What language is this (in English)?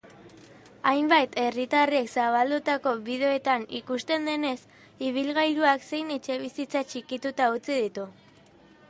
Basque